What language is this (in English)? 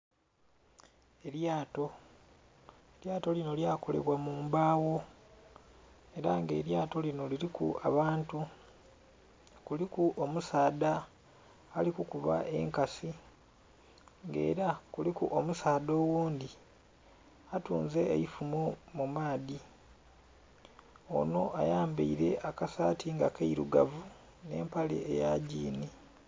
Soga